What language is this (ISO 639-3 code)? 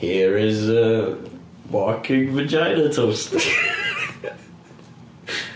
eng